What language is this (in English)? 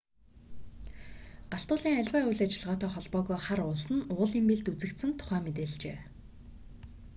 Mongolian